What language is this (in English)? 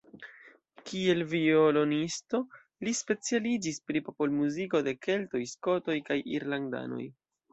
Esperanto